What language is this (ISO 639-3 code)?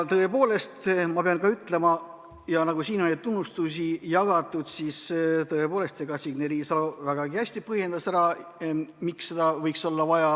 est